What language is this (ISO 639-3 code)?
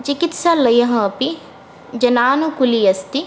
san